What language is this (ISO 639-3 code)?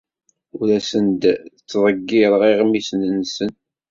kab